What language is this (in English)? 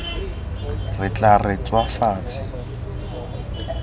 Tswana